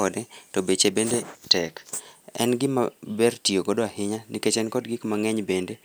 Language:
Luo (Kenya and Tanzania)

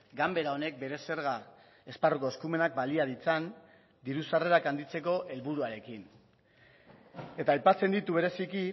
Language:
Basque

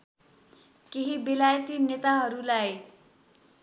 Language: Nepali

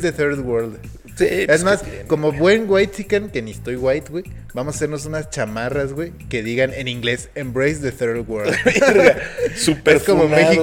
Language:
Spanish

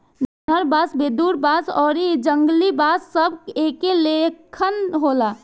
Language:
Bhojpuri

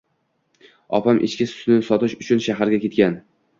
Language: Uzbek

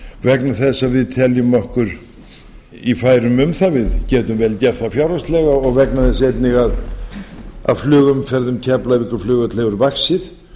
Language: Icelandic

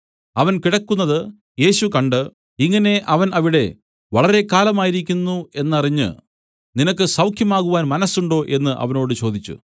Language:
Malayalam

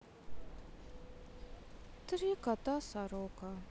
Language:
Russian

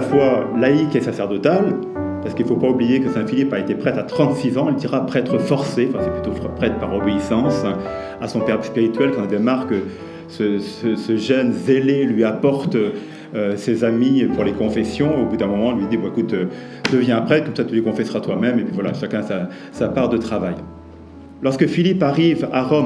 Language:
French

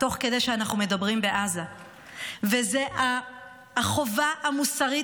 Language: Hebrew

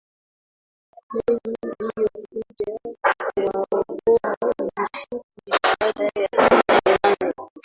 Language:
Swahili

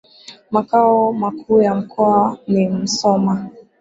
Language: Swahili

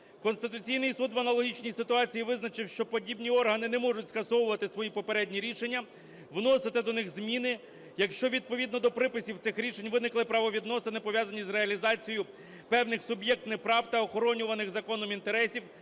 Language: Ukrainian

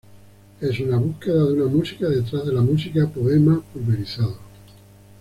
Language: Spanish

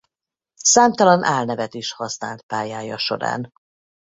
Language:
Hungarian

